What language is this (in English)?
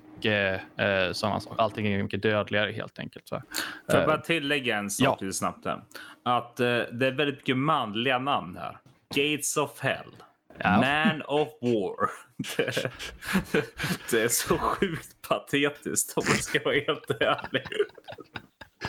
Swedish